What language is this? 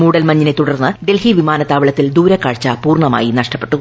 Malayalam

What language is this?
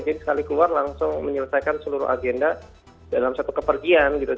Indonesian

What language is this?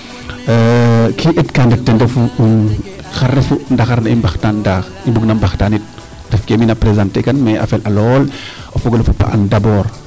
Serer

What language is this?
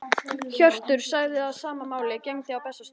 Icelandic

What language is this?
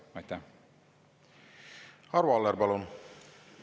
Estonian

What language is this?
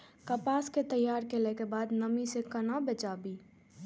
Maithili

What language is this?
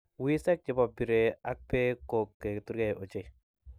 Kalenjin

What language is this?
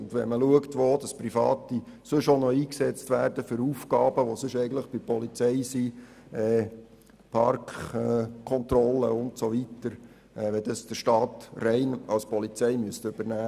Swiss German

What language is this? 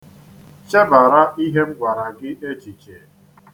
Igbo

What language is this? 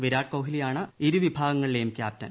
Malayalam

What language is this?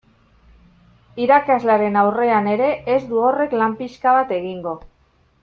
Basque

